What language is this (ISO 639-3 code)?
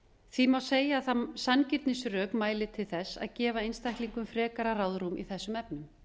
isl